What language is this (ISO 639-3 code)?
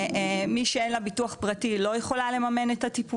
heb